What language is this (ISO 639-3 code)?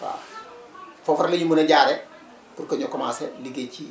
wol